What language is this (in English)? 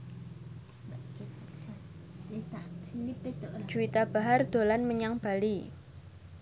Javanese